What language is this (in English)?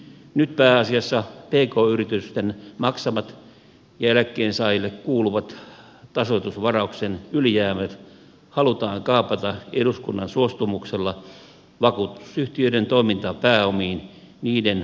Finnish